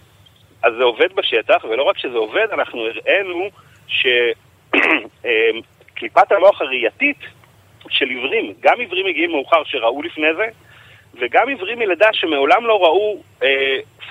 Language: Hebrew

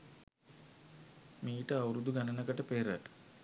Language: Sinhala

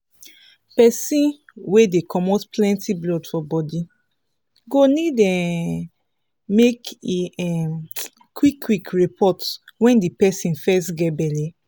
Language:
Nigerian Pidgin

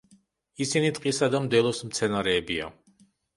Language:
Georgian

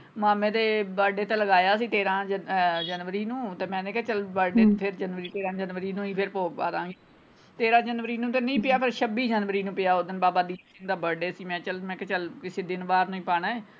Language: Punjabi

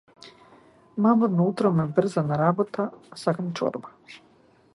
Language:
Macedonian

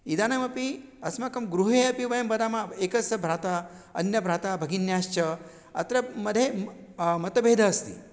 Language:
Sanskrit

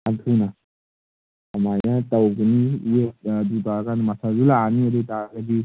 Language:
Manipuri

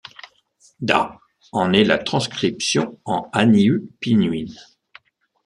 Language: French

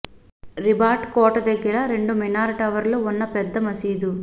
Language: Telugu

